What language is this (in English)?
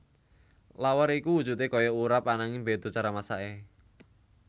Javanese